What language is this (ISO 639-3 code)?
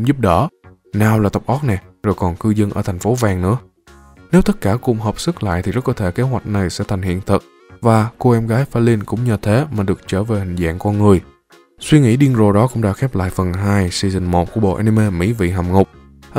vie